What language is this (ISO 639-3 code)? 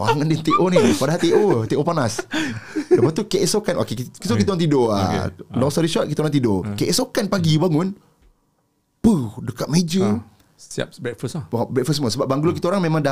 msa